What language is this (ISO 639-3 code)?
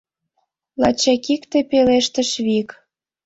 chm